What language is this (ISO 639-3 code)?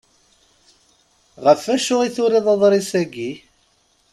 kab